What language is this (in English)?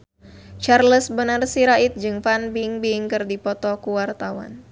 Sundanese